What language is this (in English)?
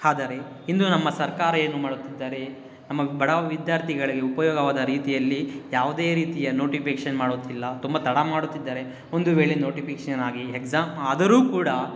Kannada